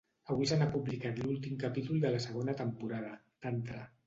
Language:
Catalan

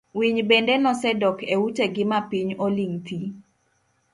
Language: Luo (Kenya and Tanzania)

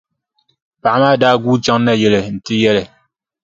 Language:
Dagbani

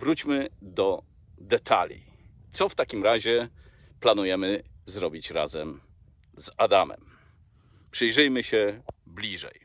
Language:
Polish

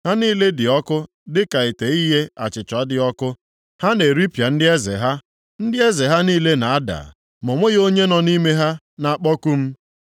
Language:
Igbo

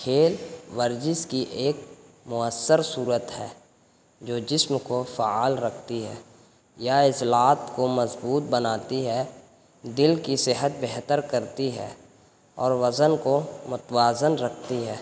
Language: Urdu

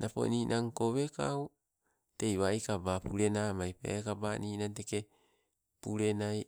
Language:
Sibe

